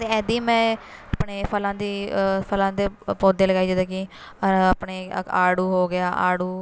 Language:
Punjabi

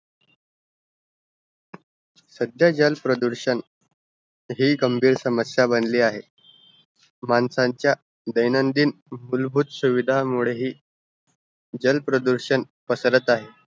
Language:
Marathi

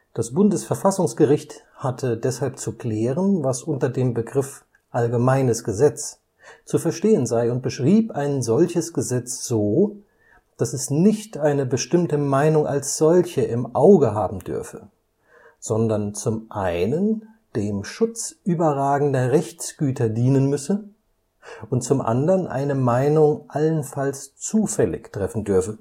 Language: German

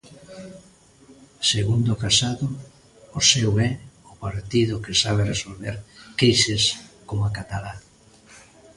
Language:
Galician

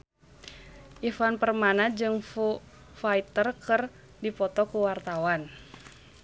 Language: Sundanese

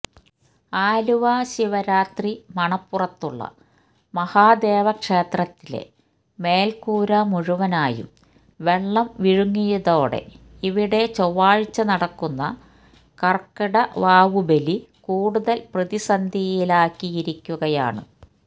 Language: Malayalam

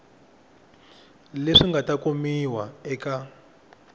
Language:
Tsonga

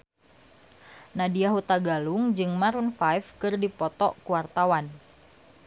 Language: Sundanese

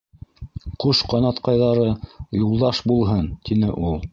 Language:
Bashkir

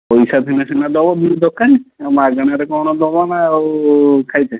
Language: Odia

